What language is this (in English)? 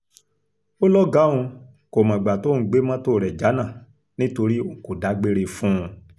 Yoruba